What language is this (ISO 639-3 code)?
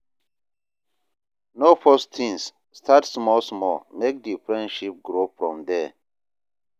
pcm